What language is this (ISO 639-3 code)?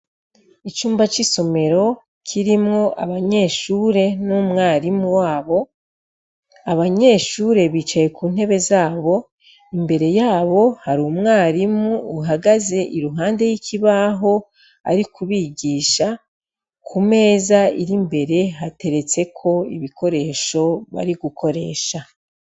run